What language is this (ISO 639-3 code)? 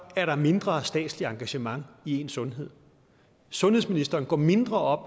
dan